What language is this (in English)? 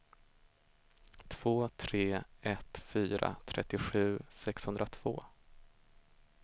Swedish